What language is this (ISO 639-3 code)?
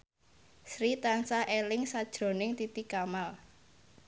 jav